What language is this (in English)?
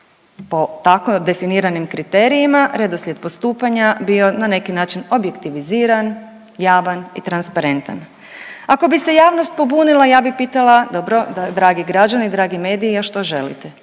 Croatian